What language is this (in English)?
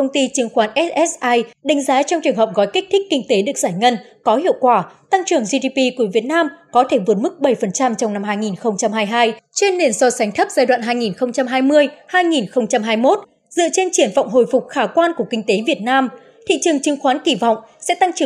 Vietnamese